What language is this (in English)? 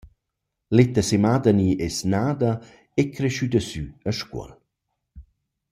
Romansh